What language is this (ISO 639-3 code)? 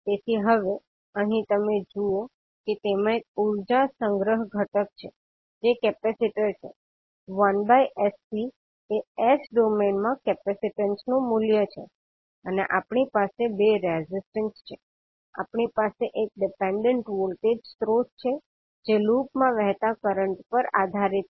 guj